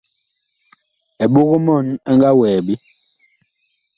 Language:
Bakoko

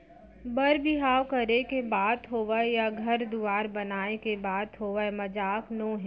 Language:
Chhattisgarhi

